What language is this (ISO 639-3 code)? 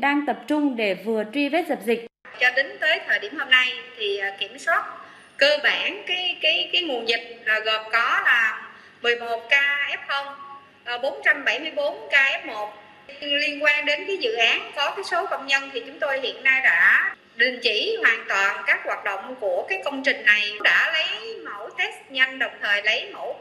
vie